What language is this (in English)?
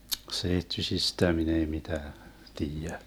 Finnish